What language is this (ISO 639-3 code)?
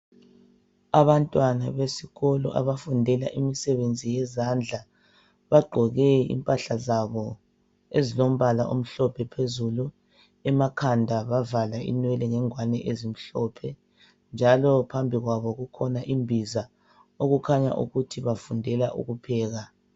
nde